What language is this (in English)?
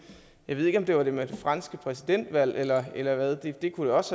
Danish